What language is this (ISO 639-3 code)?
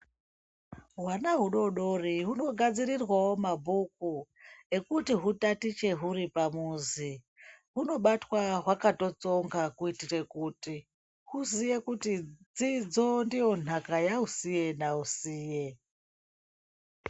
ndc